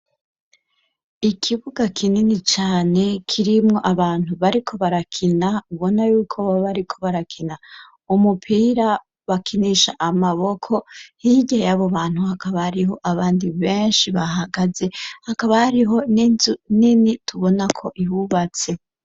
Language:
Rundi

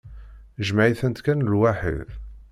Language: Kabyle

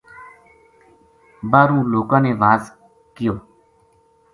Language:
Gujari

